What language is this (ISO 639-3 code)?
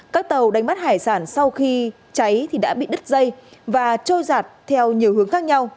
vie